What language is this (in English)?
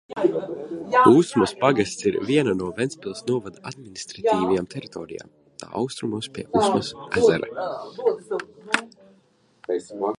Latvian